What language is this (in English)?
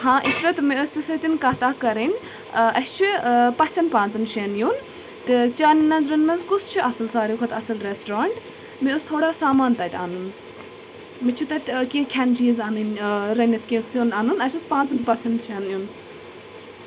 Kashmiri